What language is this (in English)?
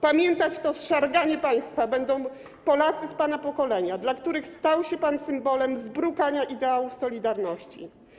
Polish